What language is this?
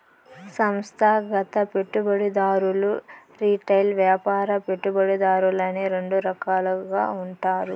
Telugu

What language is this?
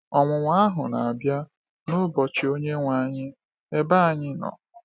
Igbo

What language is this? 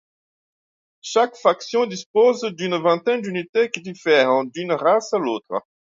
French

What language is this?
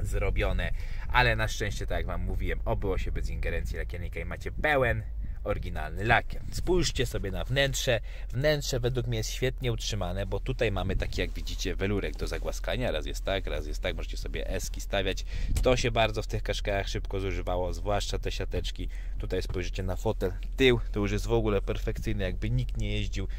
Polish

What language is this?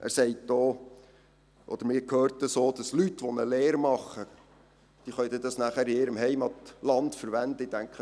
Swiss German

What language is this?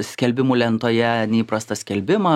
Lithuanian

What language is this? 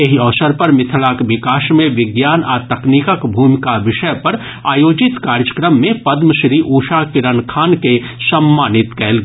Maithili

